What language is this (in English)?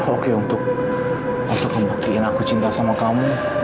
Indonesian